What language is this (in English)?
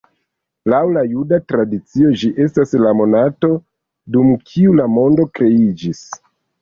Esperanto